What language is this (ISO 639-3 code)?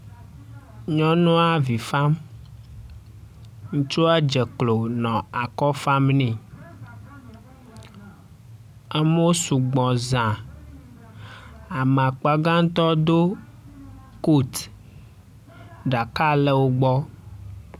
ewe